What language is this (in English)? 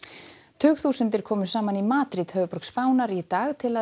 Icelandic